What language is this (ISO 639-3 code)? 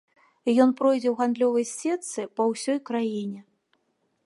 bel